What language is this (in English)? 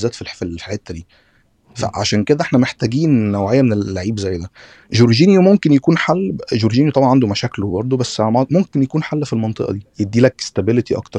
Arabic